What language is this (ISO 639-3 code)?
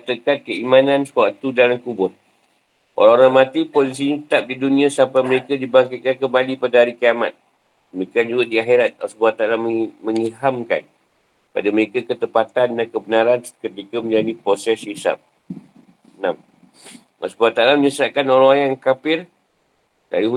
msa